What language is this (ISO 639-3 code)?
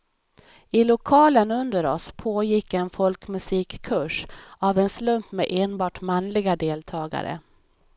swe